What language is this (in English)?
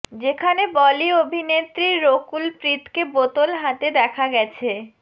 Bangla